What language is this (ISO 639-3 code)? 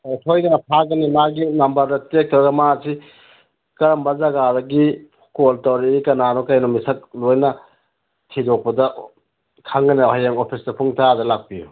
mni